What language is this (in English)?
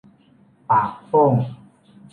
Thai